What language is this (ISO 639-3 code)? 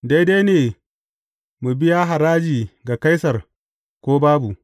hau